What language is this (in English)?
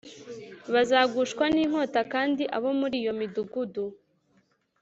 Kinyarwanda